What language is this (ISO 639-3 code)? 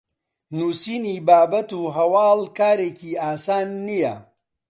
ckb